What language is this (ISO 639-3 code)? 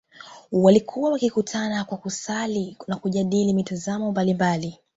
swa